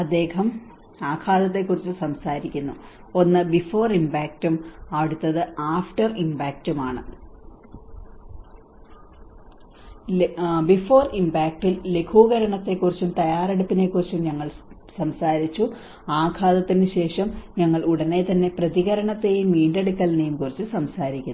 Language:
Malayalam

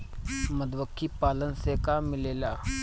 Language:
Bhojpuri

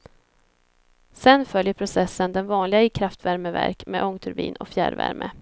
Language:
Swedish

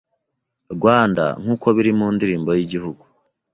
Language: Kinyarwanda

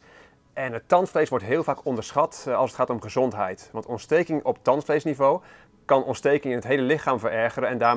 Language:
Dutch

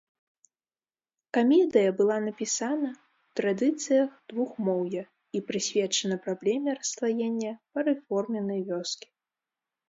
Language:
Belarusian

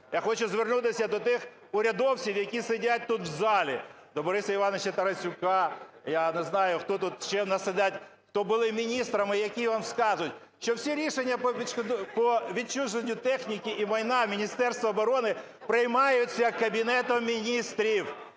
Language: Ukrainian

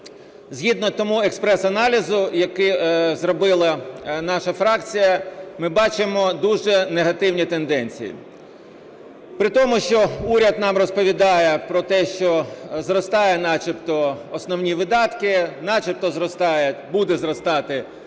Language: Ukrainian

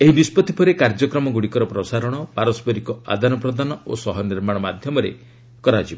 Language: Odia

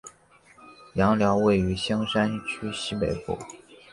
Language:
Chinese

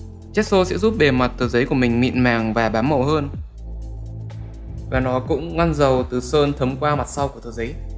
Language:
Vietnamese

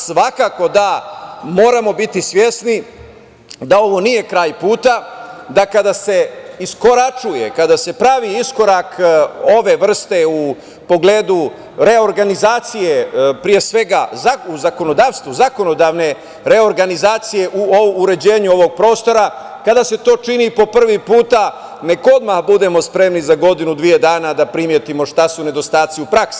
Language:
Serbian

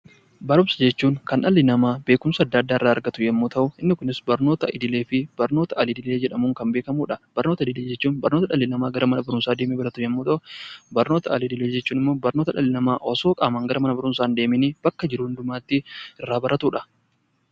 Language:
Oromo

